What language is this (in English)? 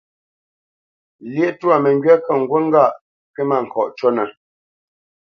Bamenyam